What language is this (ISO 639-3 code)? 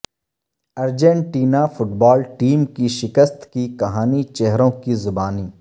urd